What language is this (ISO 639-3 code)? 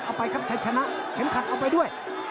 tha